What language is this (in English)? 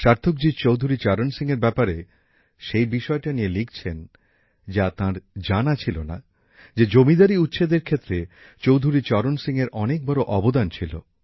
Bangla